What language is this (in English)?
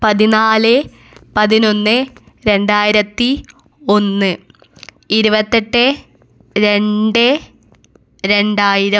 Malayalam